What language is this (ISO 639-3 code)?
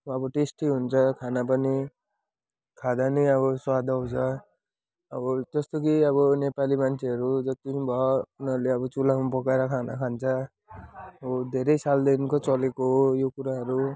nep